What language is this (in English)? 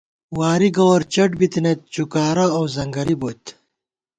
Gawar-Bati